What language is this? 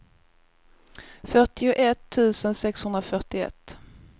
Swedish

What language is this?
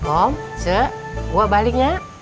Indonesian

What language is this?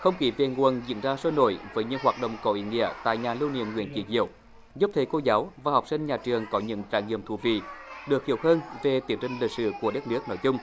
Vietnamese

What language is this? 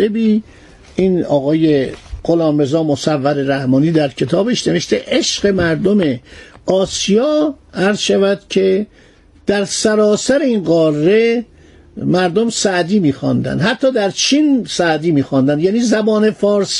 Persian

